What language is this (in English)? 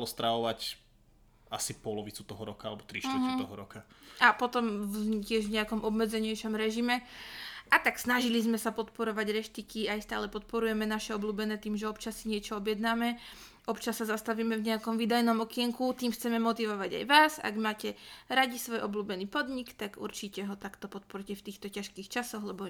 Slovak